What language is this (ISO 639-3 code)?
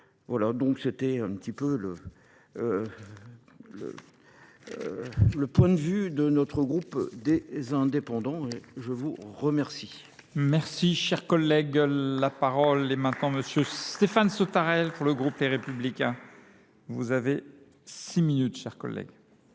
fra